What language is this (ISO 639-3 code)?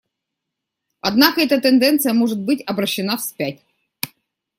rus